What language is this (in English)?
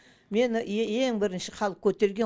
Kazakh